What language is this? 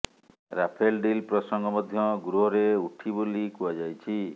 Odia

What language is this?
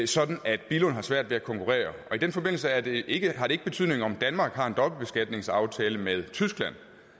Danish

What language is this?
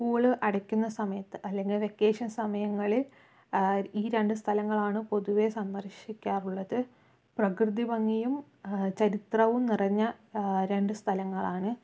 Malayalam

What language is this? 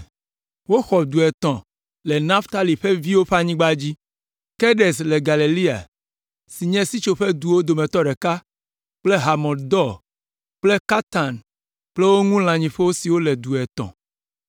Ewe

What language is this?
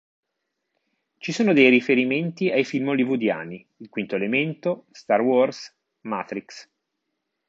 Italian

